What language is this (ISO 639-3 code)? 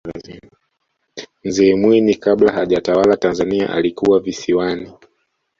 swa